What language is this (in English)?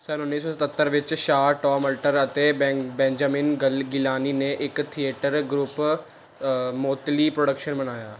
Punjabi